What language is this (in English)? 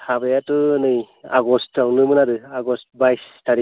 Bodo